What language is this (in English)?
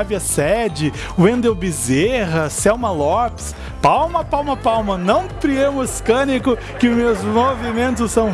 Portuguese